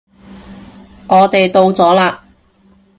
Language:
Cantonese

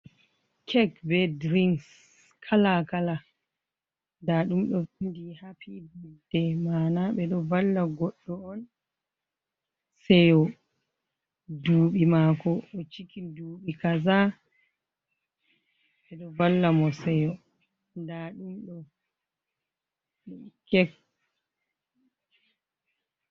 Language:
Fula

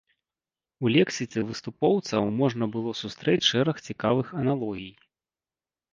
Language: Belarusian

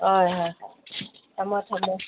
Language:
Manipuri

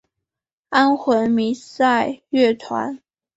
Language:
Chinese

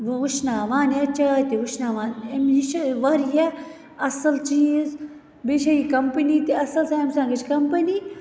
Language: Kashmiri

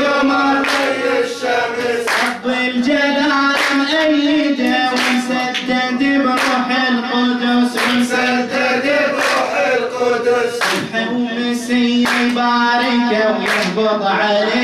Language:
Arabic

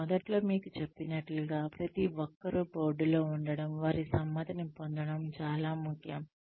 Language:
Telugu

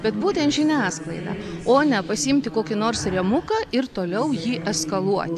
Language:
Lithuanian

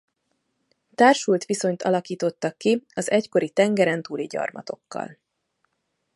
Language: Hungarian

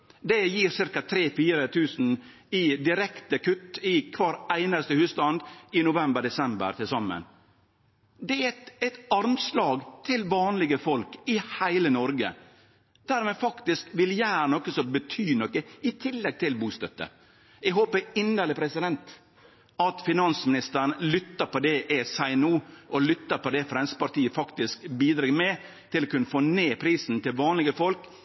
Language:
Norwegian Nynorsk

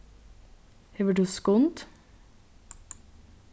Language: Faroese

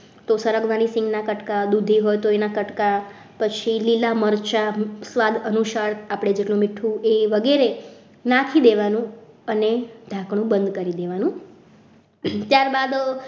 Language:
Gujarati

